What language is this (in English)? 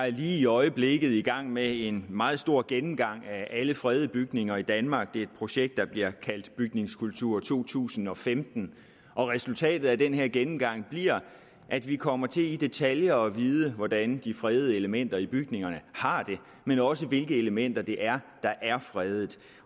Danish